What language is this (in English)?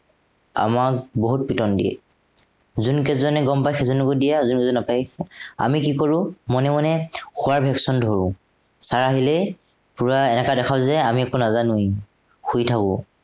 Assamese